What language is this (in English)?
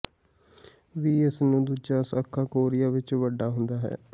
Punjabi